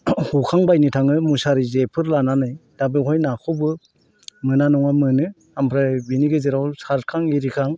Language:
Bodo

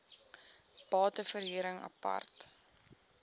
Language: Afrikaans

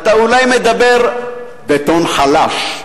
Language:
Hebrew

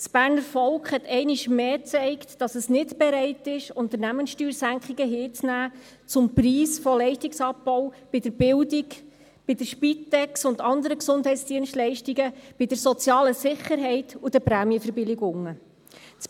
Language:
Swiss German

